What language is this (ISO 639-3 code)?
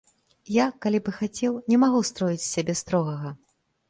bel